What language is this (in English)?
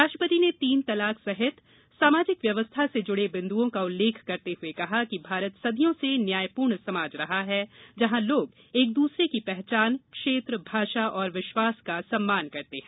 Hindi